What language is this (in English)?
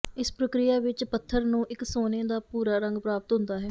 Punjabi